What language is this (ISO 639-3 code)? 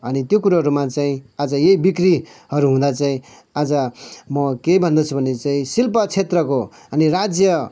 nep